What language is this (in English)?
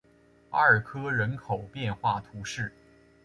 Chinese